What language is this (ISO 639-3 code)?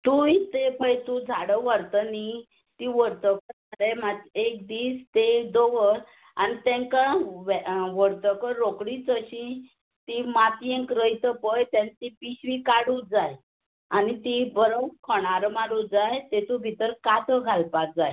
kok